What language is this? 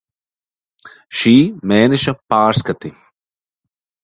Latvian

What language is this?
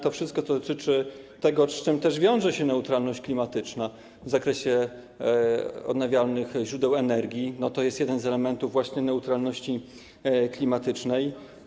Polish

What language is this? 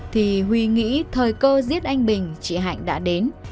Vietnamese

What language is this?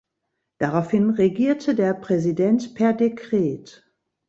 German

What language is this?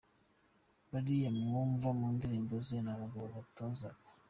Kinyarwanda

